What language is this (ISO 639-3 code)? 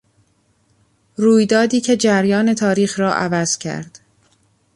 fas